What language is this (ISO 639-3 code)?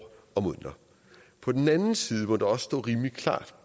dan